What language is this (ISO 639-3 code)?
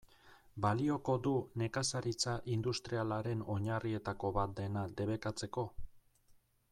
eus